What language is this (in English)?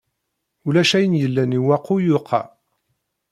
Kabyle